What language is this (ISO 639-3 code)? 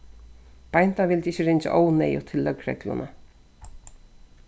fao